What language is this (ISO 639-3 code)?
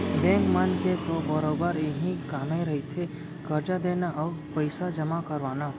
hne